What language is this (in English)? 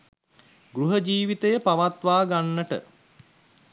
Sinhala